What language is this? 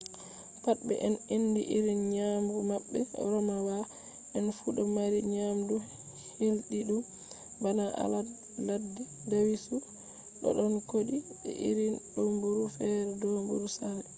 Fula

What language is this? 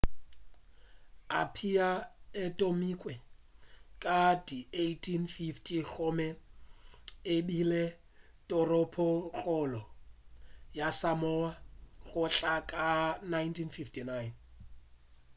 Northern Sotho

